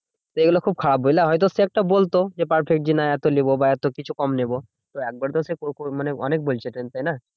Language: Bangla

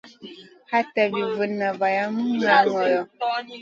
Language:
Masana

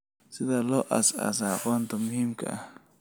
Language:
Somali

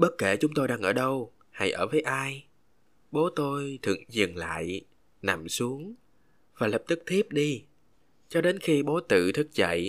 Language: Vietnamese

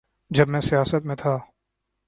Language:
Urdu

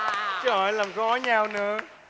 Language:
Vietnamese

